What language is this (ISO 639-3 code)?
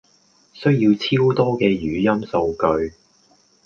yue